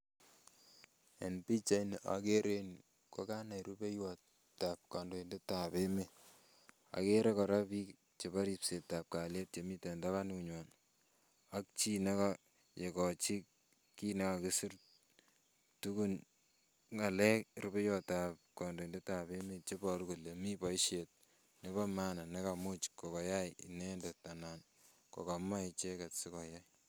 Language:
Kalenjin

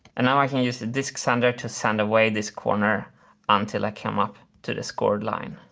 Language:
English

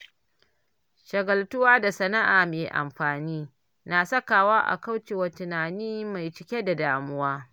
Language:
Hausa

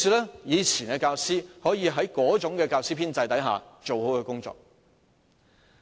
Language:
Cantonese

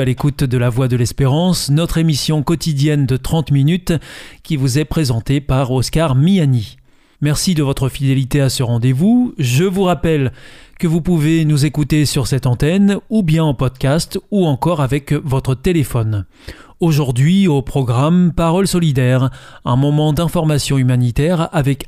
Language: French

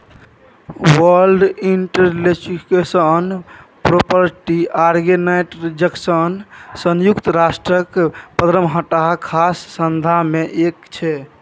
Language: Maithili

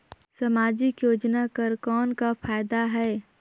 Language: Chhattisgarhi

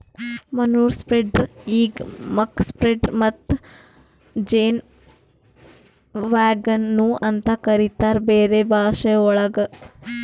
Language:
Kannada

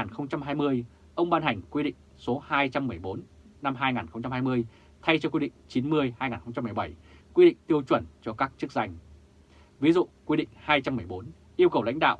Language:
Vietnamese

